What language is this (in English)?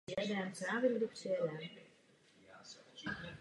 Czech